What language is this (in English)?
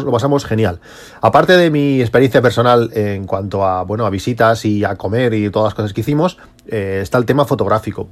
Spanish